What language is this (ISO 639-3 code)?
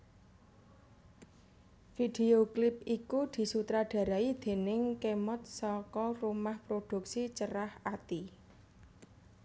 jav